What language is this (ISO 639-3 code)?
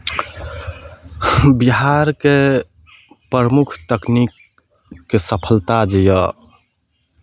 mai